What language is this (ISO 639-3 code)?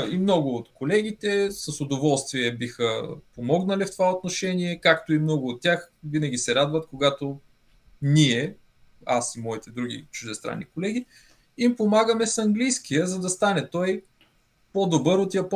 bul